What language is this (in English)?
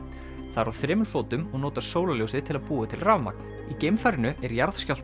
Icelandic